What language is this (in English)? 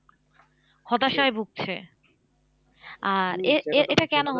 Bangla